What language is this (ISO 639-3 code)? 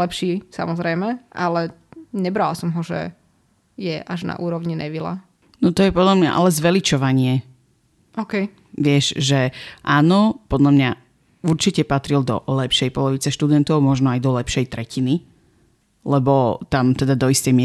slk